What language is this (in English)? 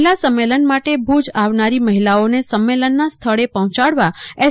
Gujarati